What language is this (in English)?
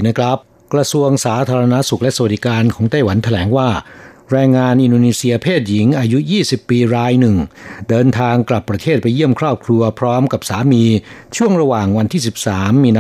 Thai